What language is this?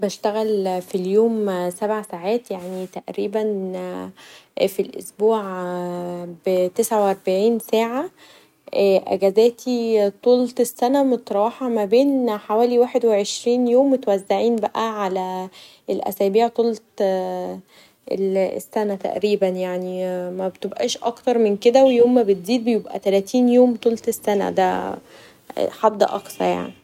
Egyptian Arabic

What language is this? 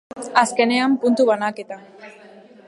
Basque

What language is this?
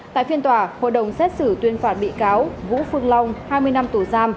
Vietnamese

